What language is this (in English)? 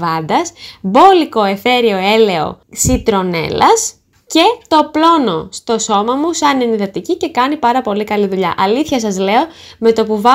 Greek